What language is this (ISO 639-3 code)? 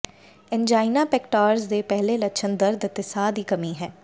pan